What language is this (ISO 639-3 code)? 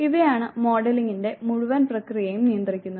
mal